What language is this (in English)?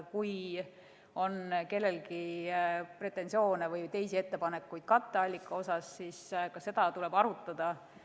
Estonian